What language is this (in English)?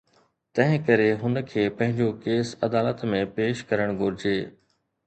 Sindhi